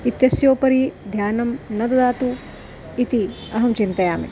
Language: Sanskrit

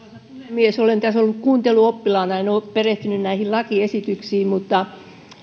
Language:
Finnish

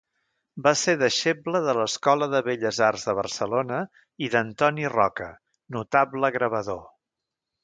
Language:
Catalan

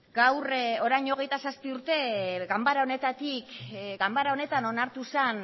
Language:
Basque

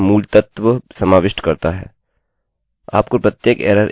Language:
Hindi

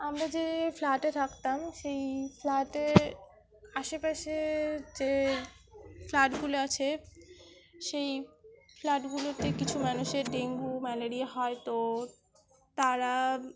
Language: Bangla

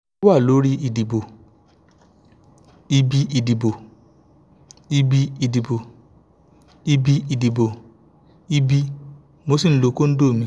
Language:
Yoruba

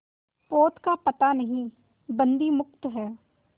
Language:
Hindi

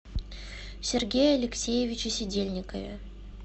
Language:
Russian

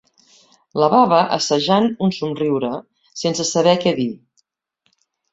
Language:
Catalan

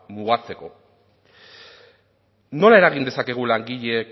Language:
Basque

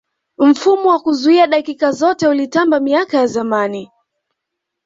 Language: Swahili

